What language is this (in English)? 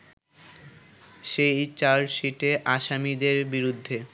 Bangla